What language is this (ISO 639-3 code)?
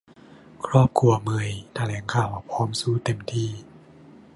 tha